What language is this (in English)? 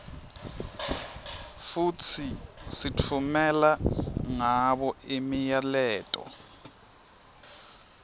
Swati